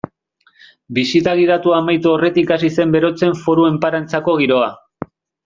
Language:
Basque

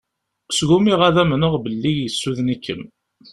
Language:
Kabyle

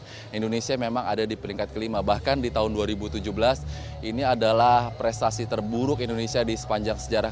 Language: Indonesian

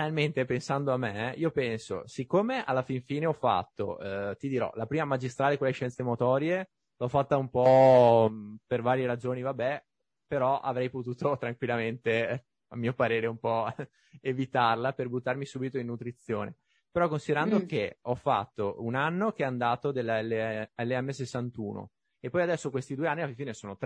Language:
Italian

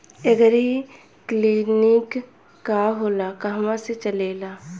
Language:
Bhojpuri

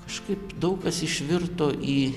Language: Lithuanian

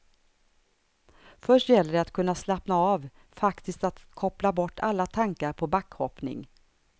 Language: Swedish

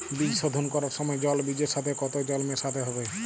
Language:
Bangla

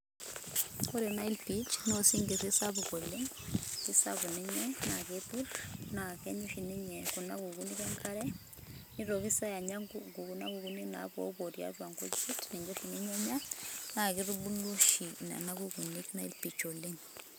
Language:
Masai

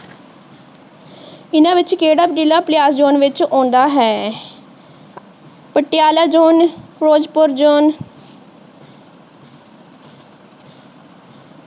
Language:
Punjabi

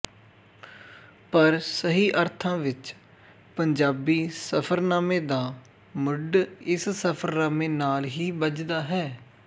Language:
Punjabi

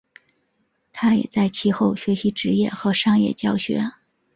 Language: Chinese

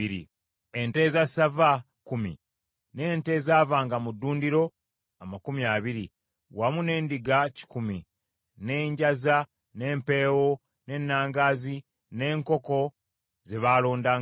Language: Ganda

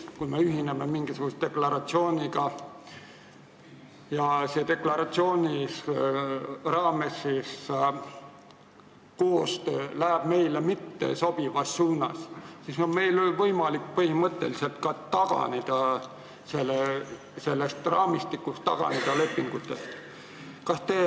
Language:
Estonian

